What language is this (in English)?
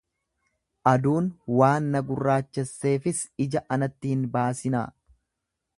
Oromo